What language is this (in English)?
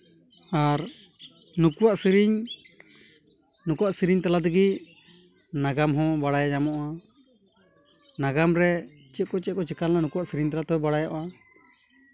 Santali